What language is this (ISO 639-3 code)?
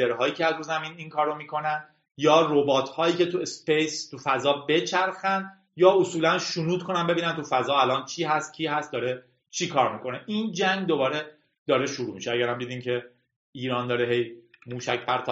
fas